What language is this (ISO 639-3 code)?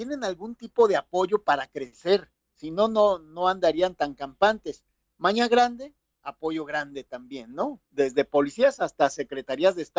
spa